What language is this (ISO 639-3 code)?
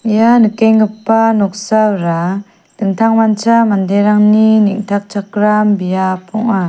grt